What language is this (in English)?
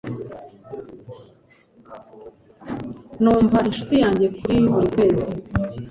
Kinyarwanda